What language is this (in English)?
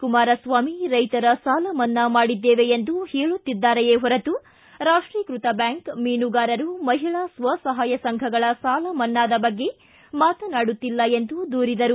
Kannada